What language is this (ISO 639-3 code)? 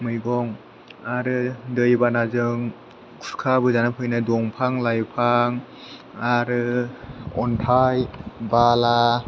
brx